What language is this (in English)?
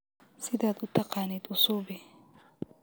Somali